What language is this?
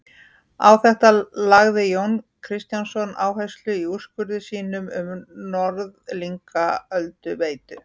Icelandic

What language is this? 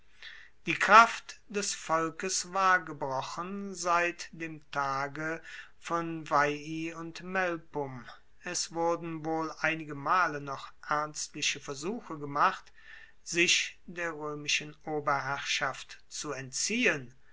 German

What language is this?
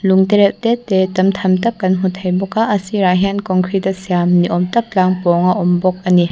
Mizo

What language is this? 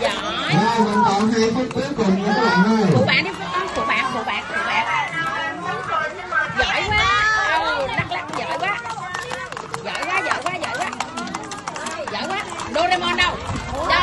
Vietnamese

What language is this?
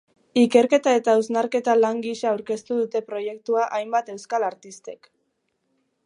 Basque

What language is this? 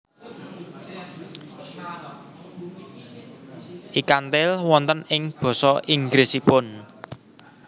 Javanese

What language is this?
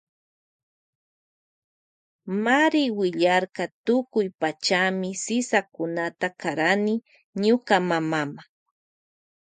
Loja Highland Quichua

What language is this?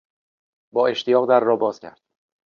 Persian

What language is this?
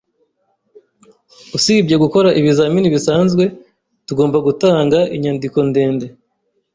Kinyarwanda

